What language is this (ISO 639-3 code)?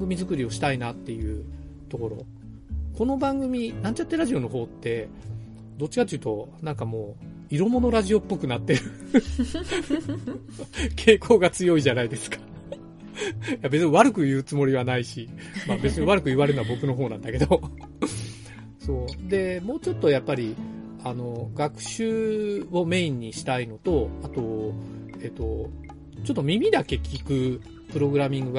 jpn